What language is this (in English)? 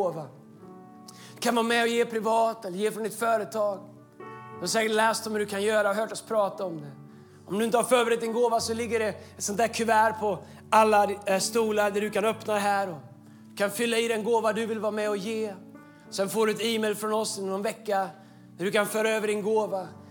Swedish